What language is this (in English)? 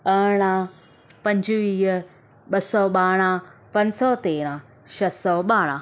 Sindhi